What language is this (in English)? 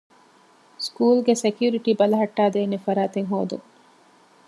Divehi